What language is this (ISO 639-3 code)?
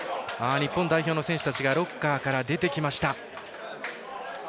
jpn